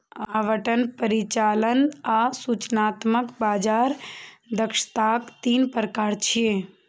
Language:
Maithili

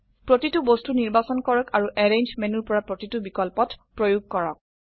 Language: Assamese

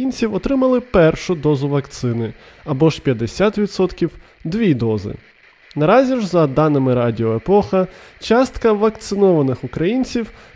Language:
Ukrainian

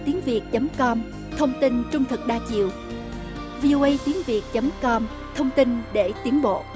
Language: Vietnamese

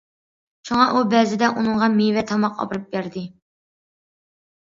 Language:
Uyghur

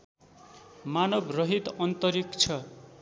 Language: Nepali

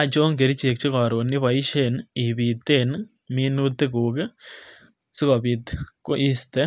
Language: Kalenjin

